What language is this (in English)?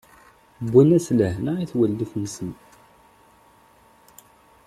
Kabyle